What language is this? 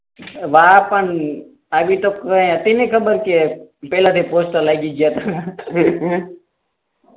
Gujarati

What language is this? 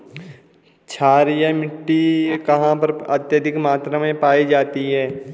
Hindi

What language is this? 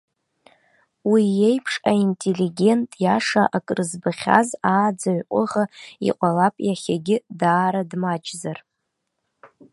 Abkhazian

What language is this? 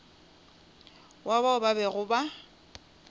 Northern Sotho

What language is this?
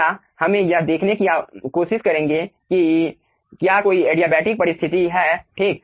Hindi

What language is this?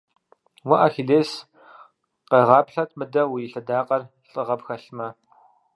Kabardian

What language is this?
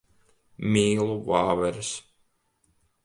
Latvian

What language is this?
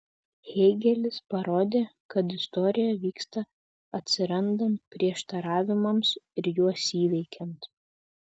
Lithuanian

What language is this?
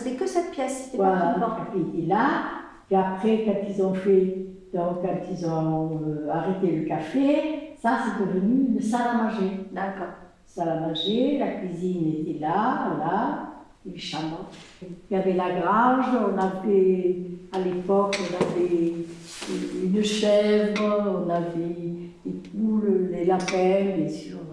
French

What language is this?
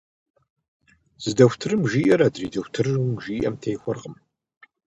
Kabardian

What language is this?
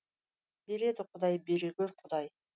Kazakh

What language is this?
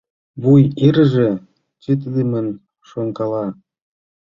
Mari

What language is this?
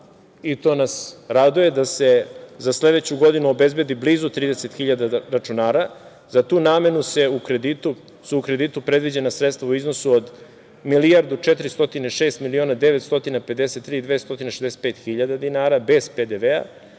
Serbian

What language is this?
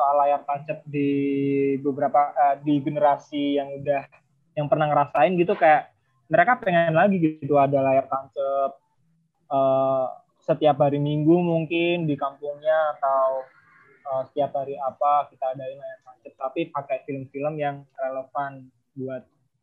Indonesian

